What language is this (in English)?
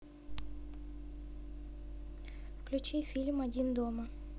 Russian